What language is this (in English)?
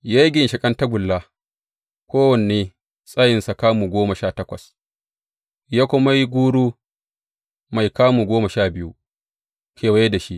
Hausa